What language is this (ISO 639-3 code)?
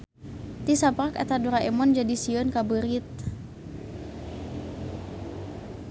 sun